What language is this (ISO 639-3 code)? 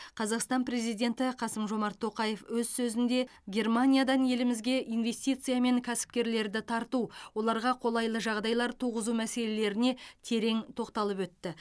kaz